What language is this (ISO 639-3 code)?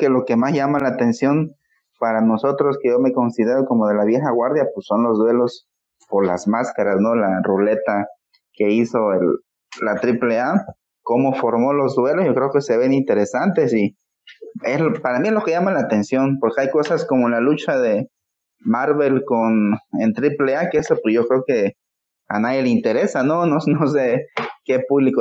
spa